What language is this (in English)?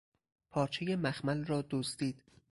Persian